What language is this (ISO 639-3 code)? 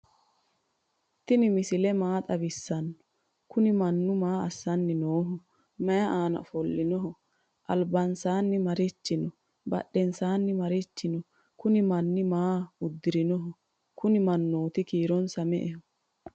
sid